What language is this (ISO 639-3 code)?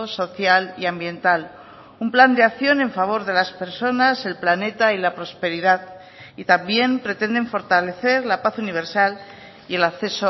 spa